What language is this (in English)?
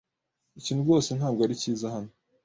Kinyarwanda